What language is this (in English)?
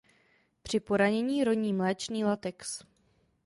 Czech